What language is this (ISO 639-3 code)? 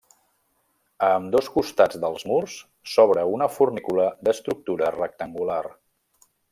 cat